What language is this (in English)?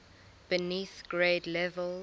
English